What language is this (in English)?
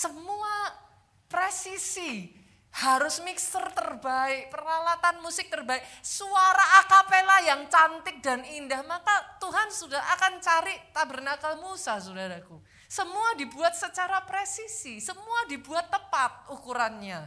Indonesian